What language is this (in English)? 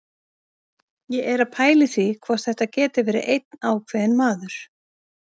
Icelandic